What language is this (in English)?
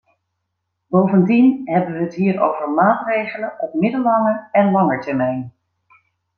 Dutch